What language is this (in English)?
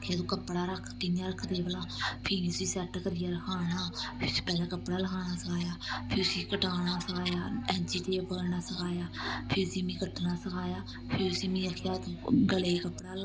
Dogri